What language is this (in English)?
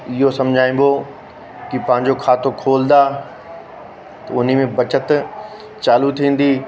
Sindhi